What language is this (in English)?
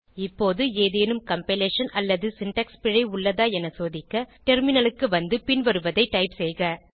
Tamil